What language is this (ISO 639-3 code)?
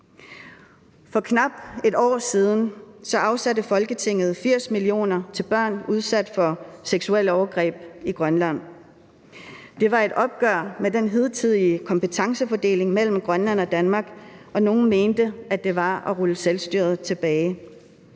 dan